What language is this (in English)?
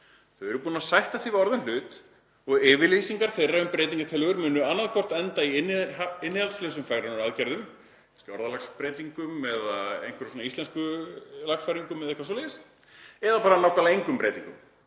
Icelandic